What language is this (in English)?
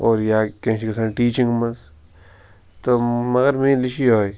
Kashmiri